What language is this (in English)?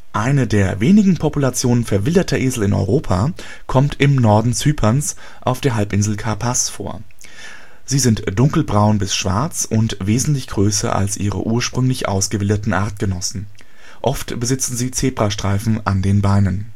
German